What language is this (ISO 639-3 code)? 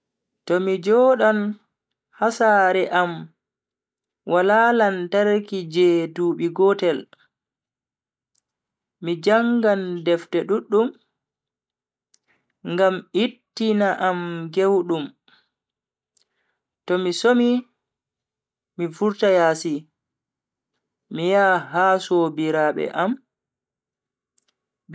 fui